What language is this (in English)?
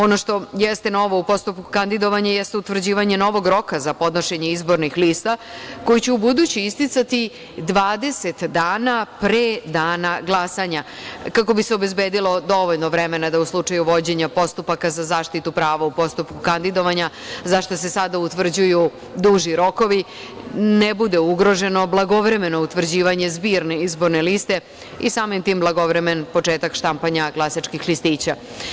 Serbian